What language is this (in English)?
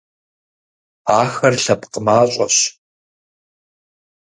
Kabardian